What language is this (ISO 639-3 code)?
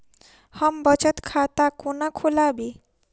mai